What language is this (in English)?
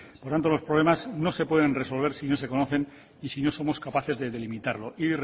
Spanish